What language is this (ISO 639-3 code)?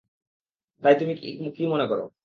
ben